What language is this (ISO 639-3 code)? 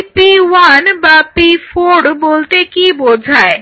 ben